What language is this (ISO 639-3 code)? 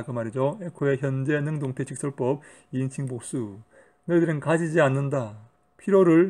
kor